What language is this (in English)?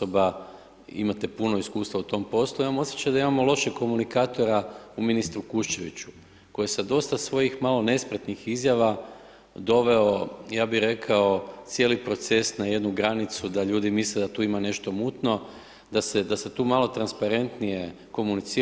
Croatian